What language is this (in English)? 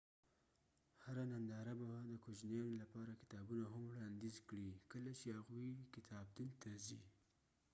Pashto